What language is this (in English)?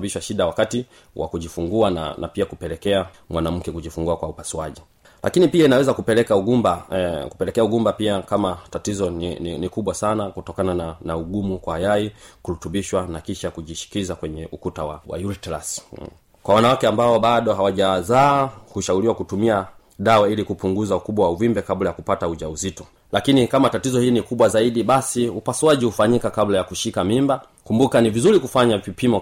Swahili